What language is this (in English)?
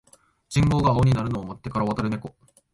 Japanese